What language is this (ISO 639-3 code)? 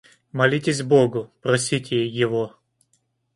rus